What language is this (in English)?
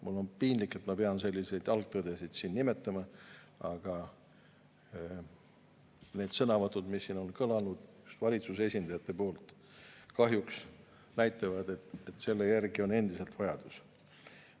Estonian